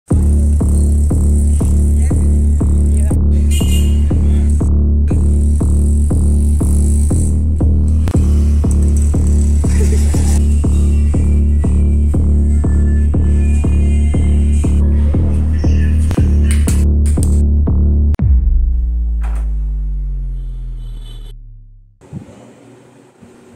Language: Arabic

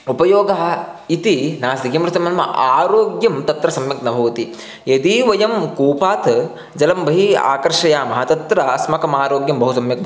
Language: Sanskrit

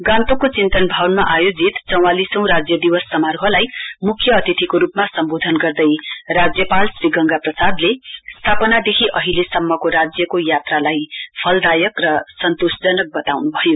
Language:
Nepali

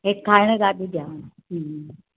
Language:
Sindhi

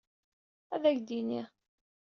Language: Kabyle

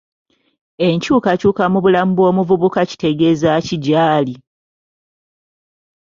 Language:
Ganda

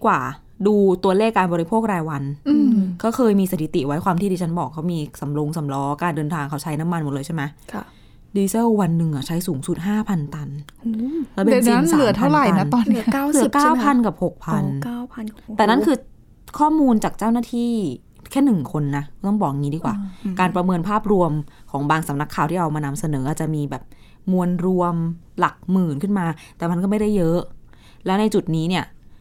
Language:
Thai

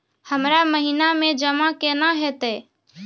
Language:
Maithili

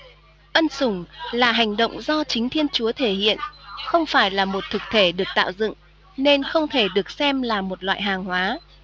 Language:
Vietnamese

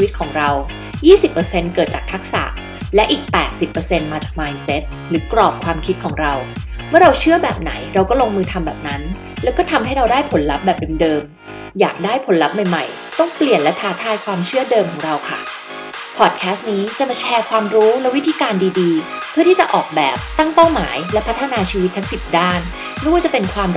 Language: Thai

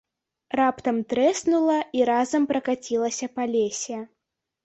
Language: Belarusian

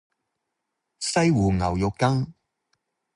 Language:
Cantonese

